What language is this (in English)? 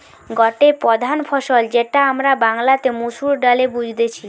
Bangla